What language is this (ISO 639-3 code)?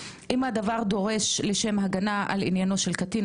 heb